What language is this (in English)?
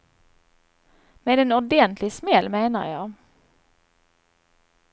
Swedish